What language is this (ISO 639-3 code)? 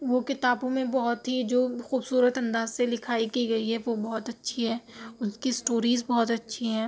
urd